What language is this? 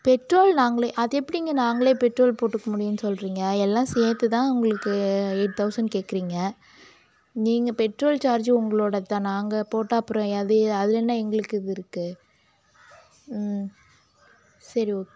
Tamil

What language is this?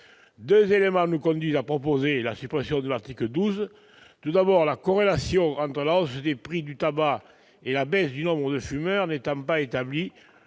French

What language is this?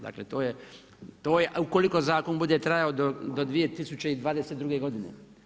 Croatian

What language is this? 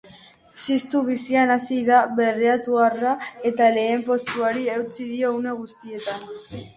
Basque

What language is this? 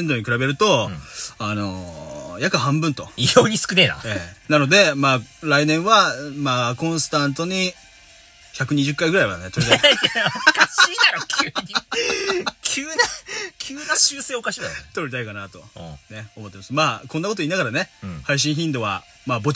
Japanese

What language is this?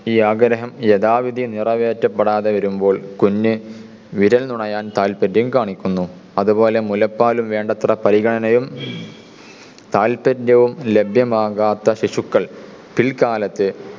Malayalam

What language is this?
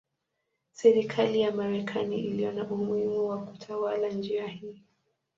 Swahili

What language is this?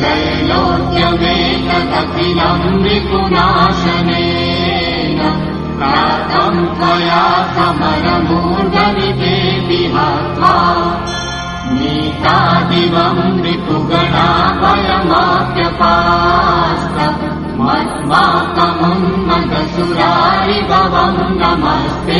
Gujarati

